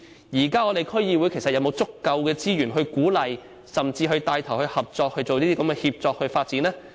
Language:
Cantonese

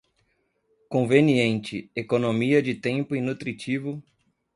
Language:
Portuguese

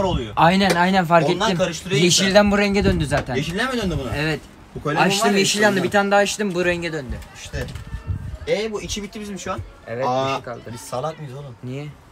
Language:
Turkish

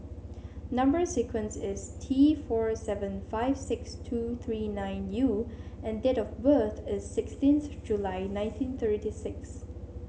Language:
English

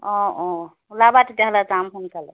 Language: Assamese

